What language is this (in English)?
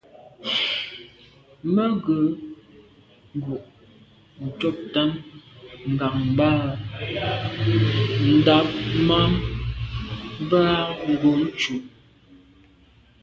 Medumba